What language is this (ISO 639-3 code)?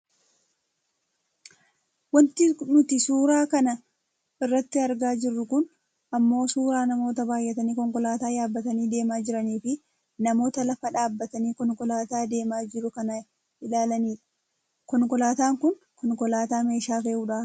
orm